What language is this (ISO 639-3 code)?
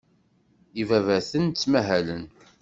kab